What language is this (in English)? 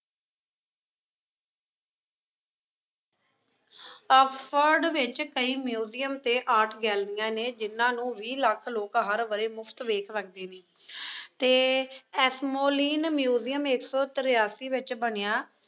Punjabi